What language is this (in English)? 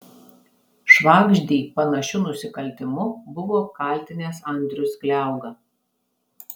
Lithuanian